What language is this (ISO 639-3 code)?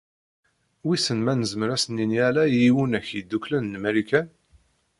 kab